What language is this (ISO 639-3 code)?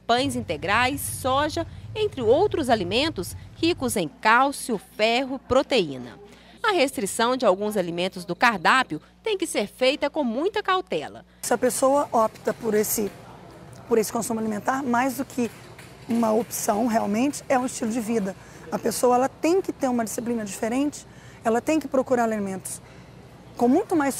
por